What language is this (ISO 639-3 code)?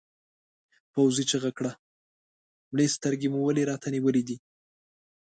pus